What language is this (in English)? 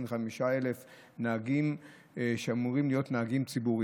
Hebrew